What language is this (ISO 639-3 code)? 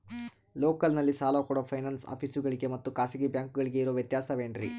kan